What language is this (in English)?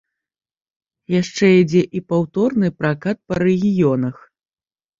Belarusian